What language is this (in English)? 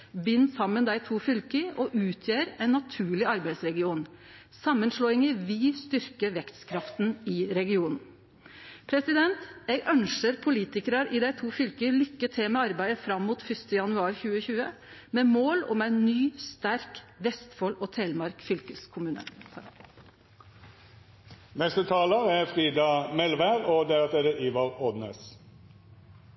Norwegian Nynorsk